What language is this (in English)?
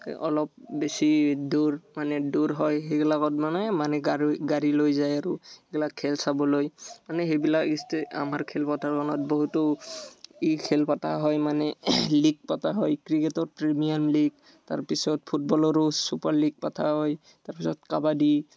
Assamese